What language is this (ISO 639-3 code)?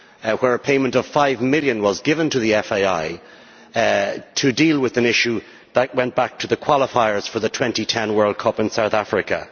eng